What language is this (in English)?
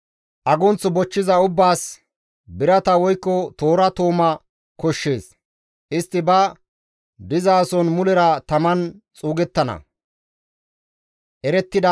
Gamo